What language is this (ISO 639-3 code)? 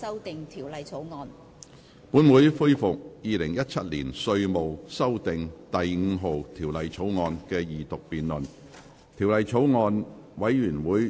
yue